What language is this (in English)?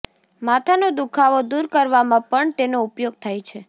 Gujarati